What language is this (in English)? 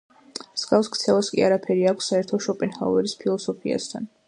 Georgian